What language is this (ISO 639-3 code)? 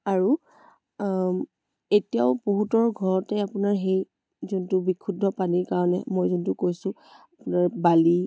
asm